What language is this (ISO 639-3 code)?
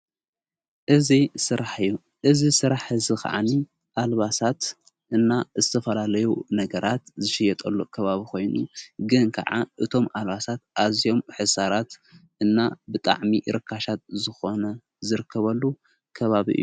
tir